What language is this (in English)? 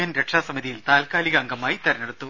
Malayalam